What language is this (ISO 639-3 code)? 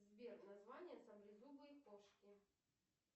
rus